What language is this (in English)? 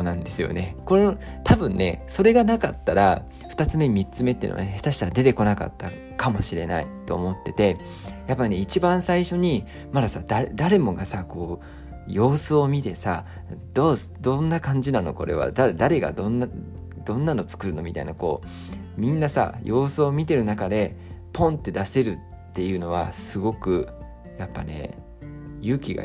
Japanese